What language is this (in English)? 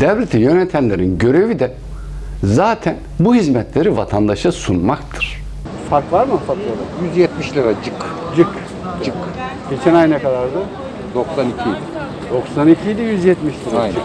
Turkish